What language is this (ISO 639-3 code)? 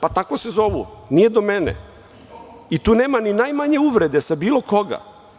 srp